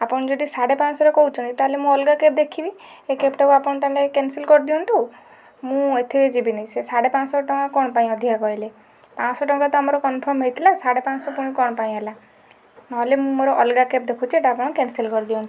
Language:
Odia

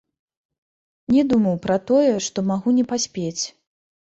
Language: Belarusian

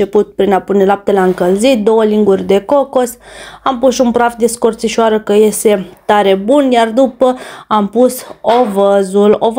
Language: Romanian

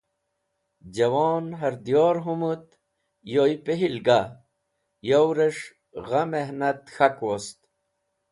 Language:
Wakhi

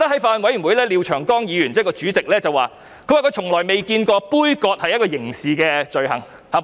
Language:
Cantonese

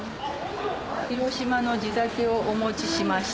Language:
Japanese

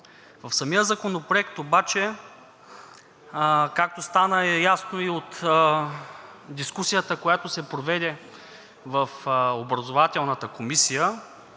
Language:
Bulgarian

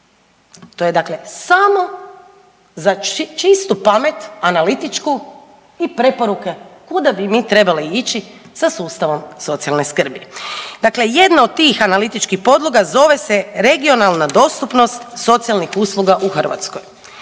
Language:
Croatian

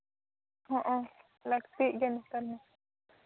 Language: Santali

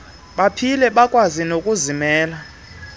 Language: Xhosa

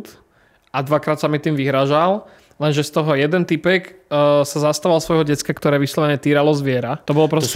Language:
Czech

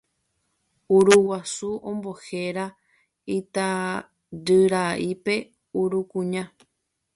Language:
Guarani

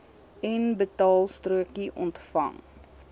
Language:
Afrikaans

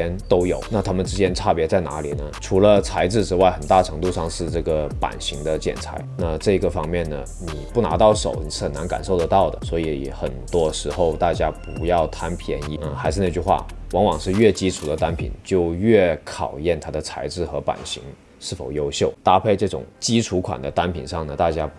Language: Chinese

